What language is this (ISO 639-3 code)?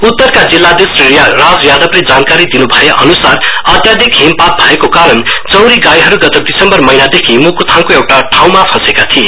nep